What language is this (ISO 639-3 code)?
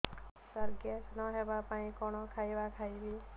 ori